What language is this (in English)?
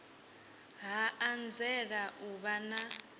Venda